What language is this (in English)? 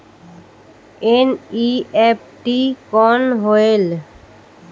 Chhattisgarhi